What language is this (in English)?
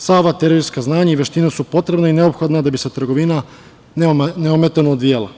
Serbian